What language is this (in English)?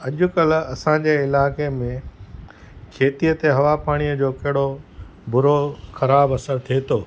Sindhi